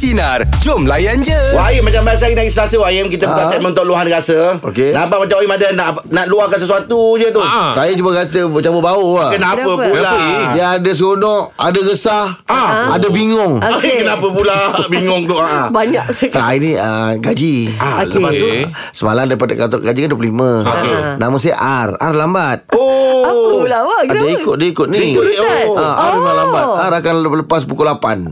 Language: Malay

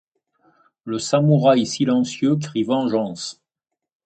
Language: French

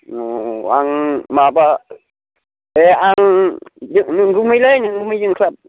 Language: Bodo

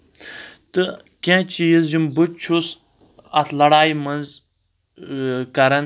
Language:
Kashmiri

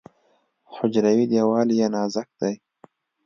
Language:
Pashto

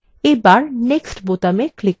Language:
Bangla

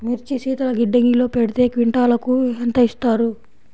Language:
Telugu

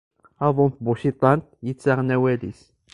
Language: Kabyle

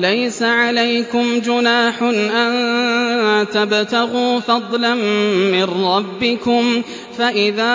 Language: Arabic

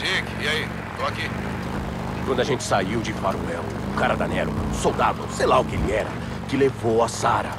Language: Portuguese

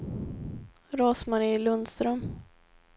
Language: Swedish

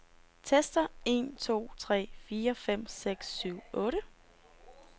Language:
Danish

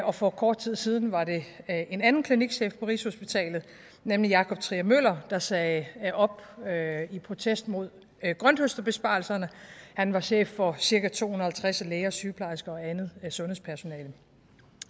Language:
Danish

